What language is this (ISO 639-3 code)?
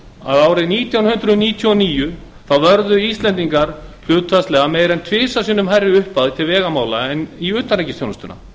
isl